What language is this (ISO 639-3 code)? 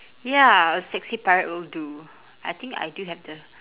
eng